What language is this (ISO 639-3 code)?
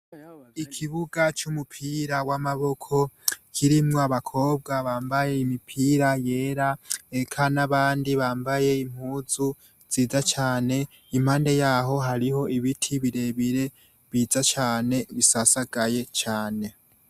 run